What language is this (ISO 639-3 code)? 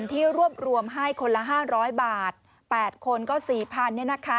tha